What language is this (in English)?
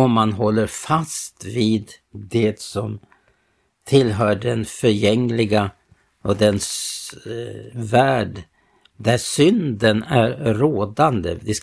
Swedish